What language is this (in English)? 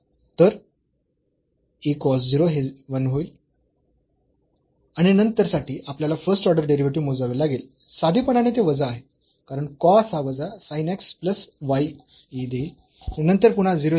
Marathi